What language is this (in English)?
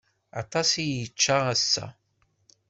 Kabyle